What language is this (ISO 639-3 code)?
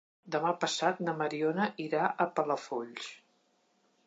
cat